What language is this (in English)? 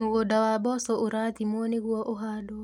Kikuyu